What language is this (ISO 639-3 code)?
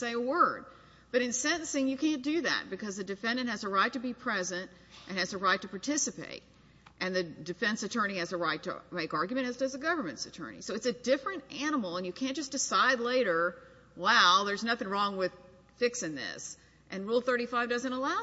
eng